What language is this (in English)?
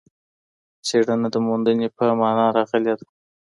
Pashto